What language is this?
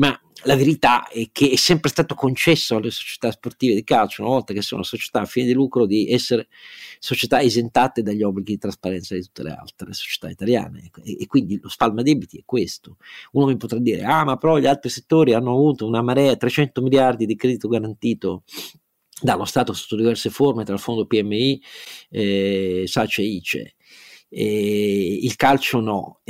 Italian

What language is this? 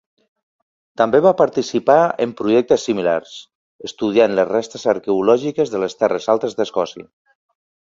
Catalan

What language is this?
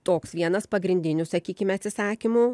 Lithuanian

